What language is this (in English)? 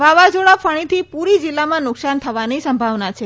Gujarati